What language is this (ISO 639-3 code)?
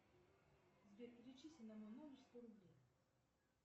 rus